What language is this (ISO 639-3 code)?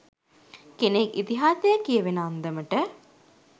sin